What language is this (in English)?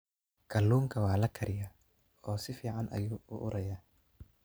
Somali